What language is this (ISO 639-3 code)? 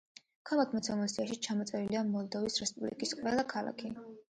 kat